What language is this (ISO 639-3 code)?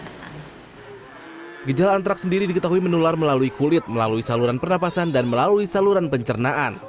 ind